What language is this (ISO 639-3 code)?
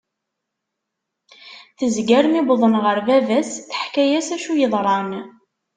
kab